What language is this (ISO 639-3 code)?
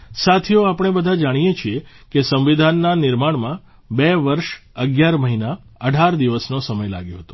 guj